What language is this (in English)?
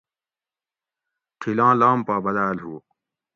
Gawri